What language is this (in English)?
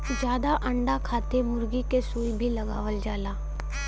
Bhojpuri